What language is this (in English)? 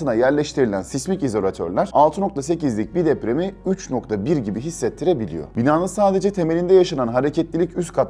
Turkish